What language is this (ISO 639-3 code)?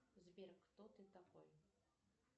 rus